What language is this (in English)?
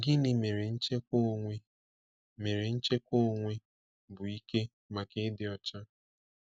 Igbo